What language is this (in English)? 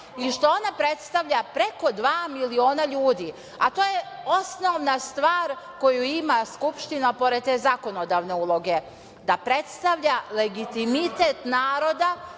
Serbian